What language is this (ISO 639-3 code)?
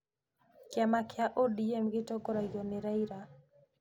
kik